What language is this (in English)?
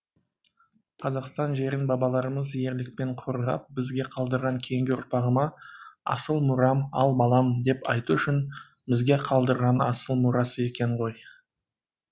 Kazakh